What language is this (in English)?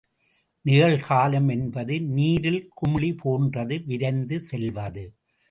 Tamil